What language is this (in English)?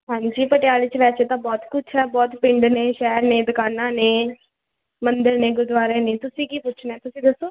Punjabi